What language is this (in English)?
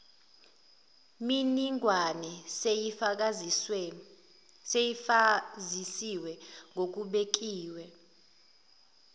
Zulu